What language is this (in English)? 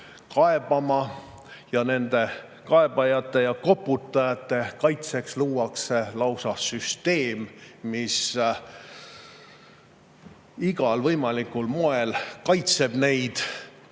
Estonian